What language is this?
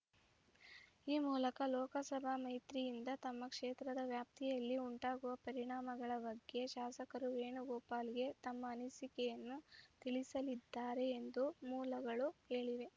Kannada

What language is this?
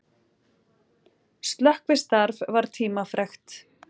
Icelandic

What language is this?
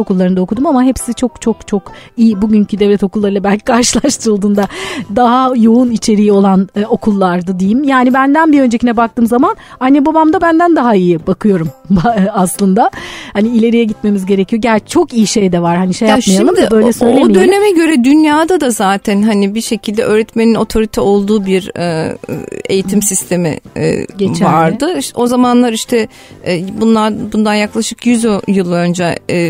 Turkish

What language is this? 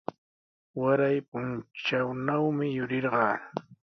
Sihuas Ancash Quechua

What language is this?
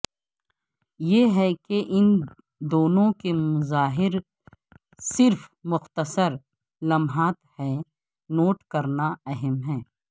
Urdu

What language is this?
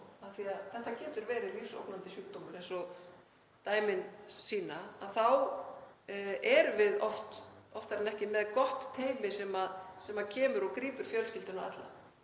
Icelandic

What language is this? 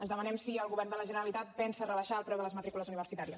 Catalan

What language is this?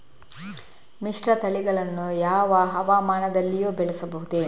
Kannada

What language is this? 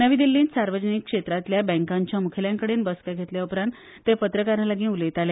Konkani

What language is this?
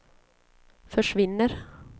Swedish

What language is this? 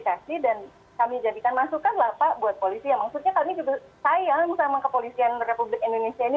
Indonesian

